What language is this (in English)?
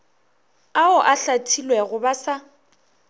Northern Sotho